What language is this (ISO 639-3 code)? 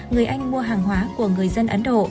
vie